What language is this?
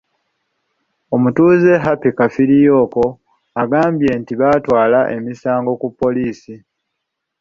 Ganda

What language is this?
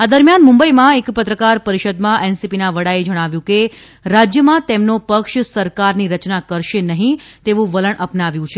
Gujarati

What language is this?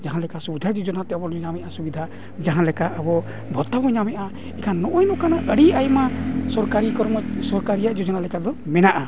Santali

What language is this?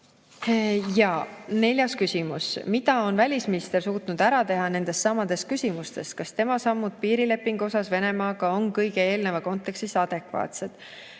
Estonian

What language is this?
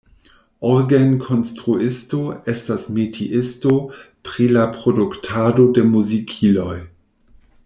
Esperanto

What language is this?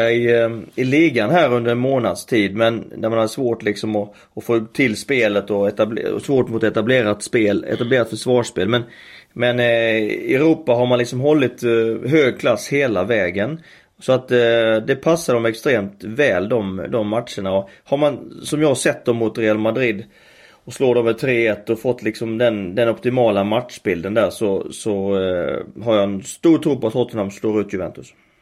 Swedish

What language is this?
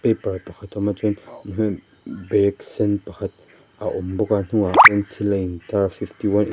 Mizo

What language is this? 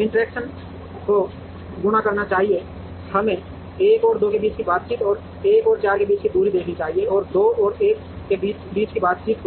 Hindi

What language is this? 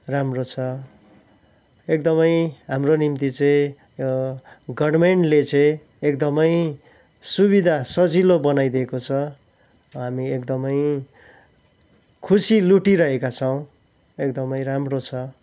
Nepali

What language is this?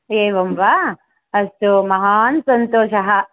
Sanskrit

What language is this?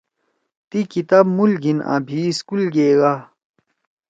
Torwali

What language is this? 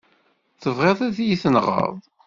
Kabyle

